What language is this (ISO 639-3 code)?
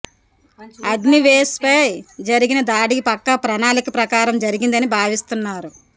tel